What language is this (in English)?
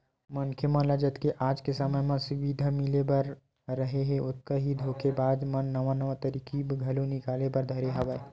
Chhattisgarhi